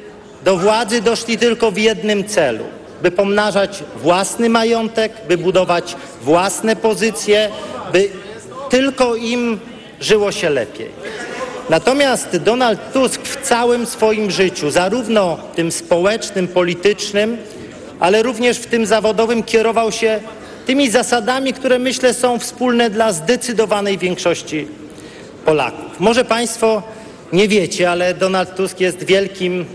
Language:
Polish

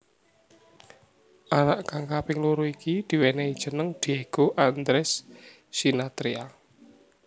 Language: Javanese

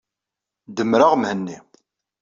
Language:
Kabyle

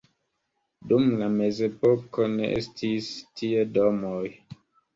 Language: Esperanto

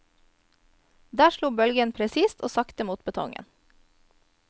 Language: Norwegian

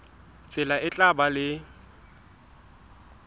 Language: Southern Sotho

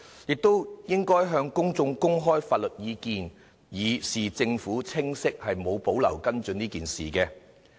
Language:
Cantonese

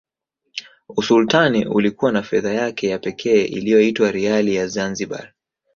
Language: Swahili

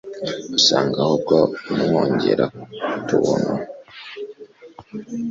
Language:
Kinyarwanda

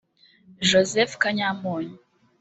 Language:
Kinyarwanda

